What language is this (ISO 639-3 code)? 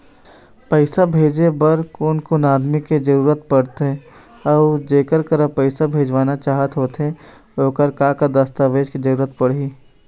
hne